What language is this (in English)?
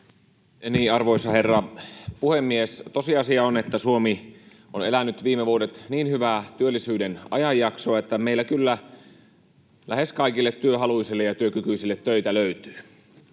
Finnish